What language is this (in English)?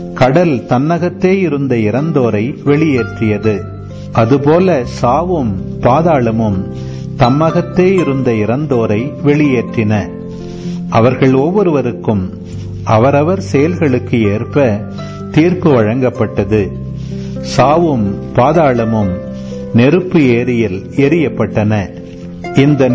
Tamil